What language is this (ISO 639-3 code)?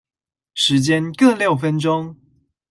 zho